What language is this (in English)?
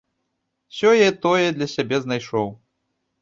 Belarusian